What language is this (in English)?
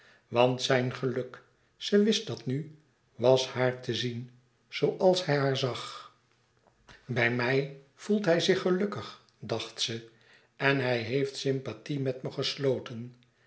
Dutch